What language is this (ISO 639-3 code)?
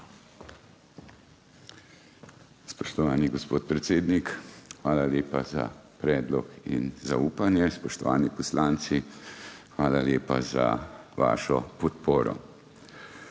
slv